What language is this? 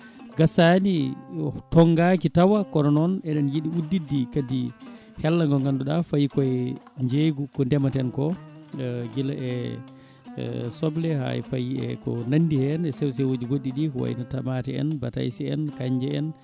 Fula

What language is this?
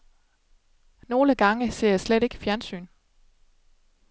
Danish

